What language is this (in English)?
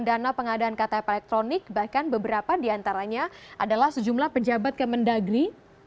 Indonesian